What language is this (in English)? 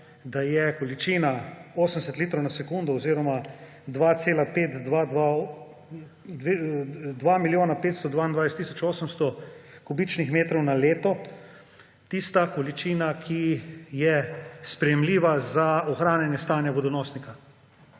Slovenian